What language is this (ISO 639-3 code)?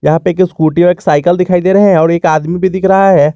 hin